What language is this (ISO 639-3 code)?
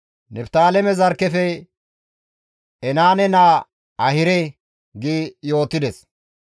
gmv